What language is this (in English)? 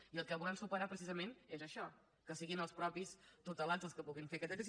Catalan